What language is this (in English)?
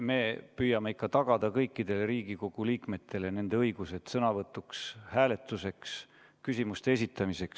Estonian